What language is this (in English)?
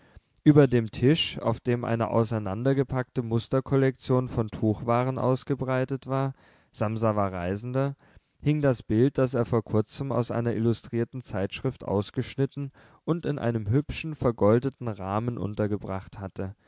German